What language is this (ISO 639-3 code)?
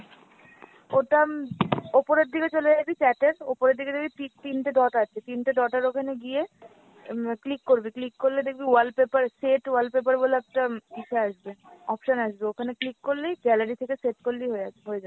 ben